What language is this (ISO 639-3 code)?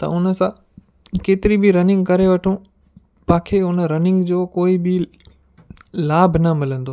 snd